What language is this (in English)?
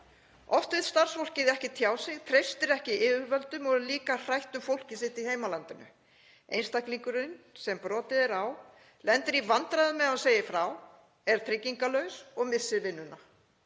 Icelandic